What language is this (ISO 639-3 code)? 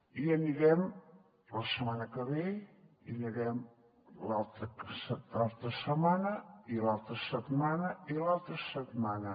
cat